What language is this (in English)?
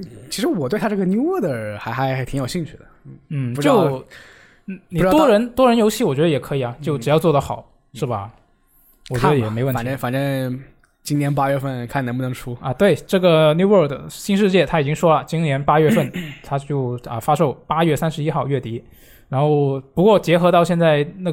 Chinese